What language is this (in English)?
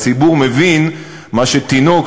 Hebrew